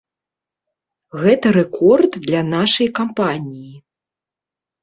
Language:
Belarusian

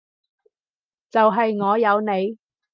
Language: Cantonese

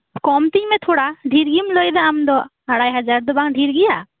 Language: Santali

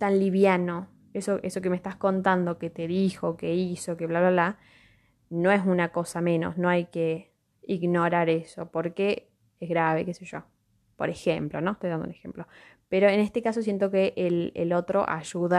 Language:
Spanish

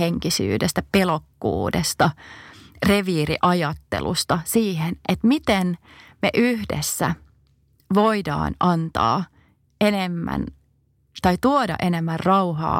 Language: Finnish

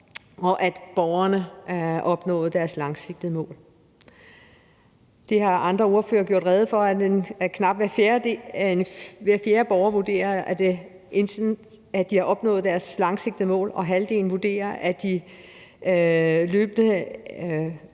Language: Danish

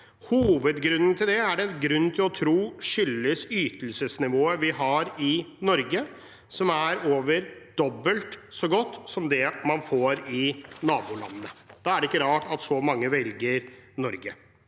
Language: Norwegian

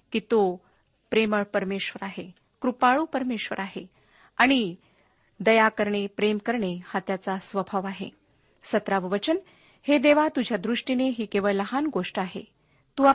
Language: Marathi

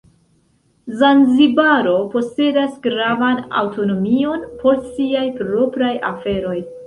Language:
Esperanto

